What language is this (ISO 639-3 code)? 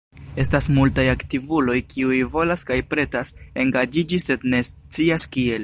epo